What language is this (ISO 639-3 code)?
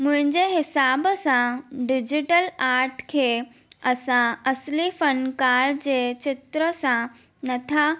snd